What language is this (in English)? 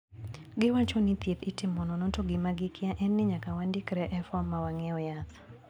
Luo (Kenya and Tanzania)